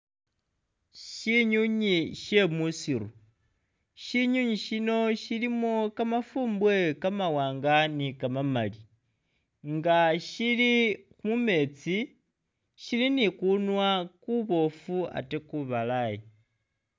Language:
Masaaba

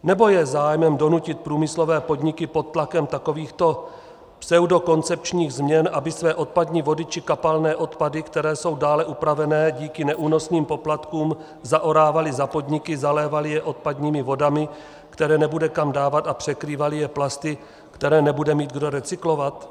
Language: Czech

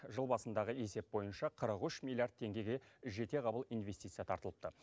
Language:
Kazakh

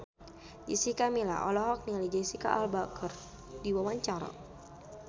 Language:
Sundanese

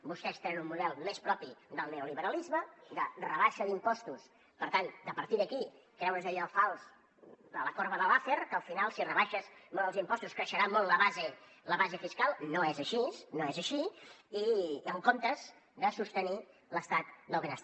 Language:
Catalan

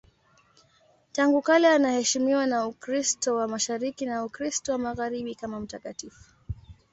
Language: Swahili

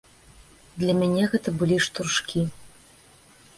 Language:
Belarusian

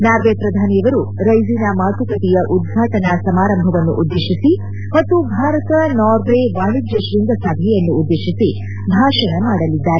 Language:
Kannada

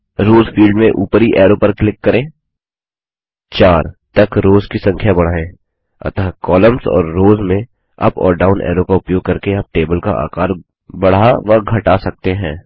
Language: Hindi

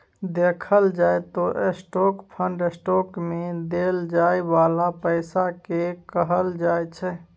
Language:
Maithili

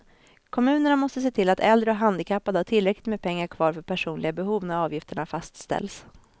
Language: Swedish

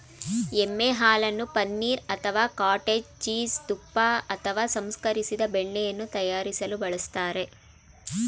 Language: Kannada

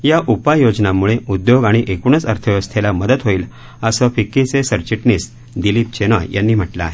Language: Marathi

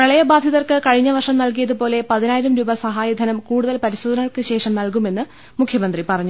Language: Malayalam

